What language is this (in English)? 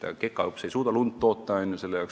Estonian